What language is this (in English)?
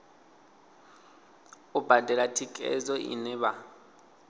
Venda